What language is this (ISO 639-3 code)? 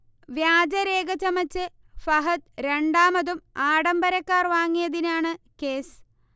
mal